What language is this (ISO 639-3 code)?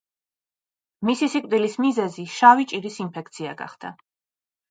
kat